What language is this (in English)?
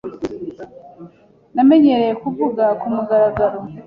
Kinyarwanda